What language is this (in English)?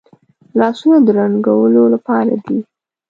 Pashto